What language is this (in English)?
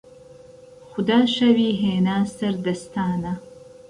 Central Kurdish